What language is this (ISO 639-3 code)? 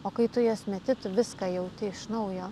lit